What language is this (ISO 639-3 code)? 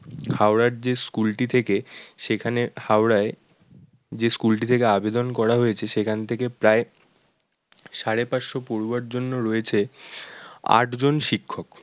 ben